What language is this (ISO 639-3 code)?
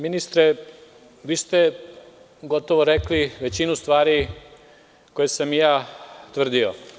srp